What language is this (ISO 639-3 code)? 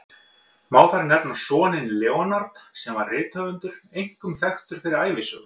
isl